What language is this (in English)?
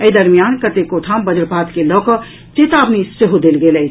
Maithili